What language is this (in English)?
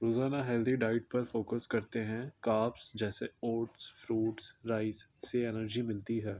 Urdu